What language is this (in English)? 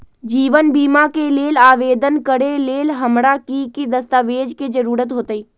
Magahi